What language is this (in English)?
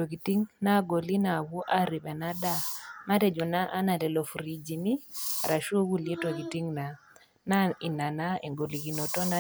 Masai